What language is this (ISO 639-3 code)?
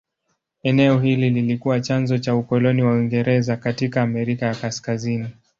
swa